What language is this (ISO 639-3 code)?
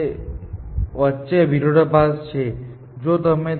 guj